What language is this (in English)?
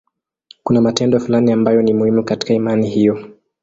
Swahili